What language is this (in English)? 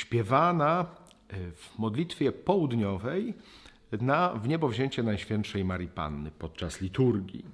Polish